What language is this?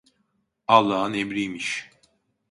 Turkish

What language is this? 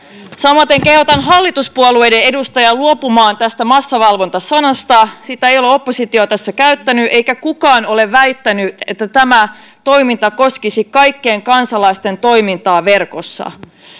Finnish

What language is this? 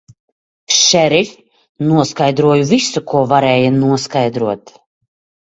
Latvian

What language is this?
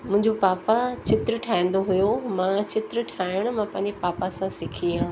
Sindhi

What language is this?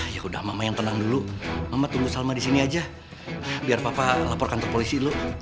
Indonesian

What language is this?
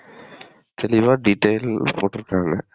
Tamil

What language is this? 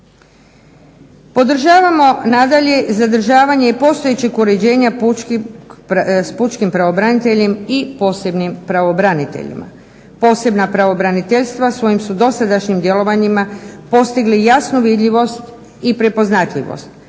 Croatian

